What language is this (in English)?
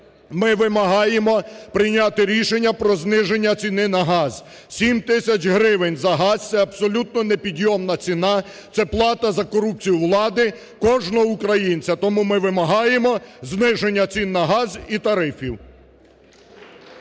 Ukrainian